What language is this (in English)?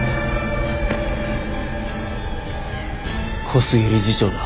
Japanese